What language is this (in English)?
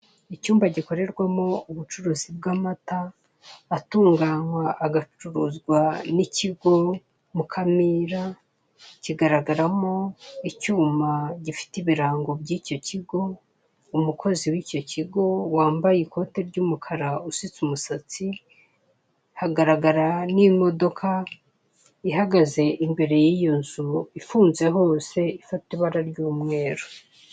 Kinyarwanda